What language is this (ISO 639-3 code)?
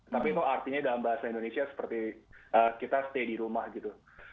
ind